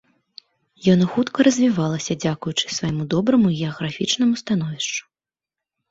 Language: Belarusian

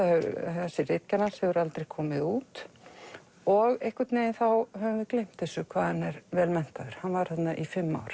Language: Icelandic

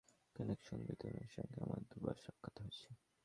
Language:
Bangla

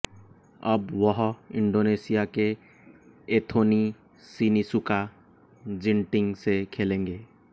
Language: Hindi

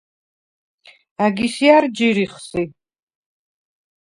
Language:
Svan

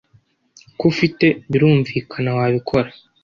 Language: Kinyarwanda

